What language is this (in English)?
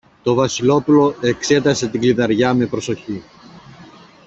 Greek